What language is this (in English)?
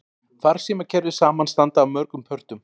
Icelandic